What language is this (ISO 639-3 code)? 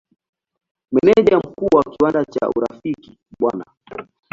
swa